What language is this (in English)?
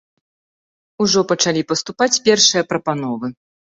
Belarusian